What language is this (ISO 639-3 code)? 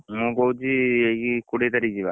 ori